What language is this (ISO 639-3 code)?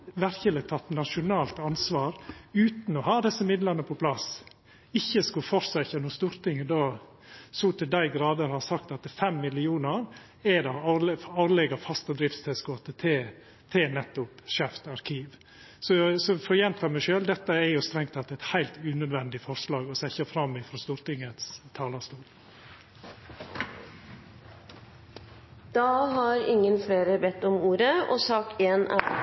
nor